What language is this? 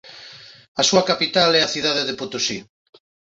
Galician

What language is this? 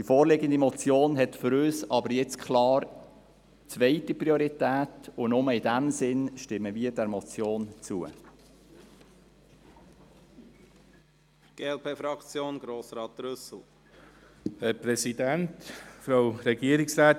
Swiss German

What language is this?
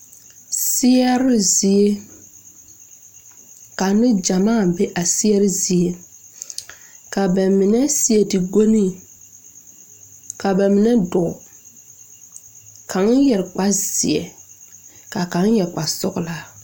Southern Dagaare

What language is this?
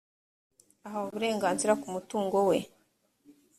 Kinyarwanda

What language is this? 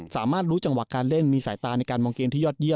Thai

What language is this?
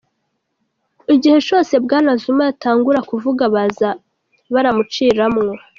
Kinyarwanda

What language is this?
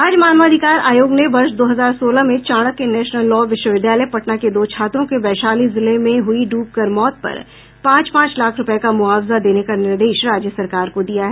Hindi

